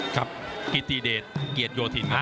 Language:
Thai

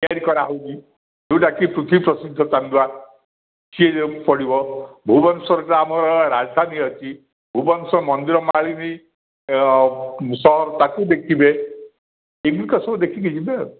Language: Odia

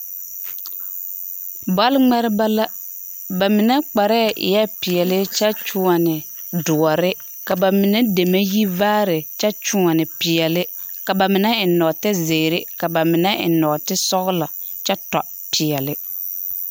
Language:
Southern Dagaare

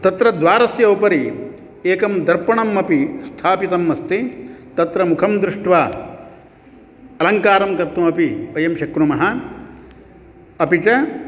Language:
Sanskrit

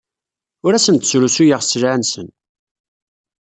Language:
Kabyle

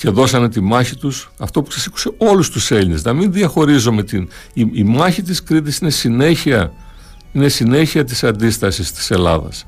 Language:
Greek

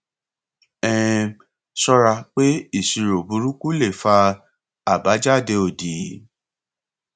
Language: Yoruba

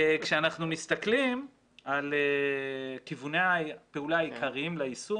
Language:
Hebrew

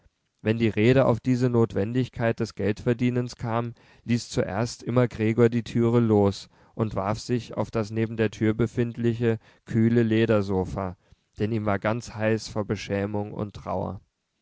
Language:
German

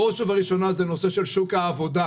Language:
Hebrew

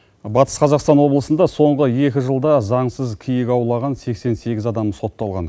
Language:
Kazakh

